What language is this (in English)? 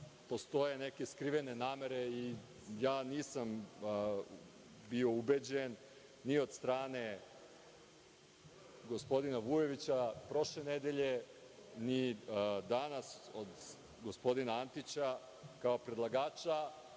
Serbian